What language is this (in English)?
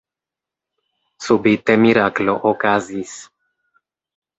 Esperanto